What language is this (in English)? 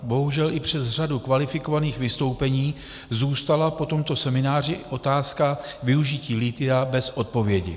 Czech